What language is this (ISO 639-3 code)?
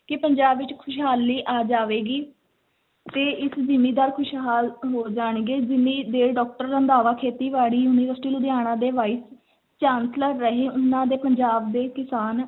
pan